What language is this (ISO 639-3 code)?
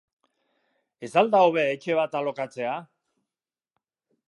eus